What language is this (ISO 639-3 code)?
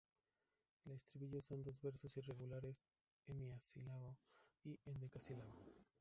spa